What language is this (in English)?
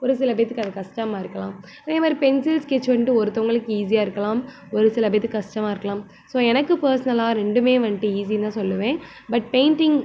Tamil